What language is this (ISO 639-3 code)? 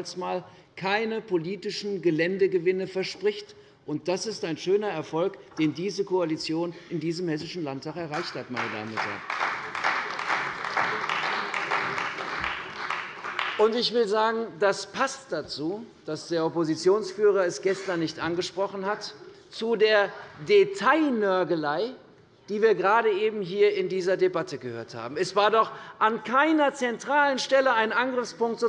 deu